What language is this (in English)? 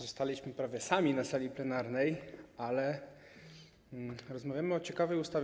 Polish